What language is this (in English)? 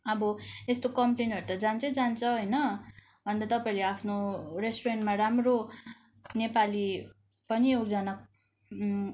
Nepali